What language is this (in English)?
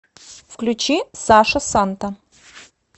Russian